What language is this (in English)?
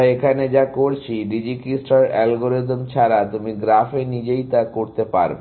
Bangla